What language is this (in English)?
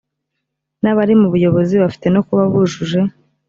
Kinyarwanda